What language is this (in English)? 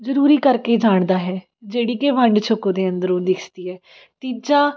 Punjabi